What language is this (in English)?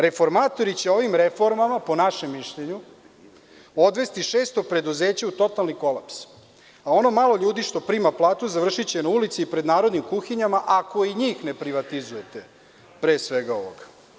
Serbian